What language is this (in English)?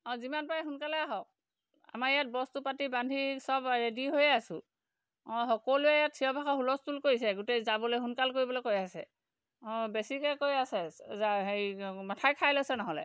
Assamese